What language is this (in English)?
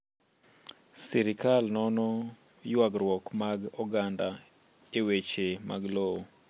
Luo (Kenya and Tanzania)